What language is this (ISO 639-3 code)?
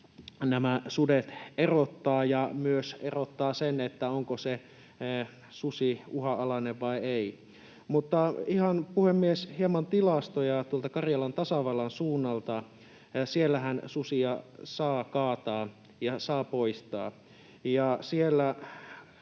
fin